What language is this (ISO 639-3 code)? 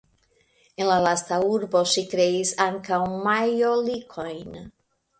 epo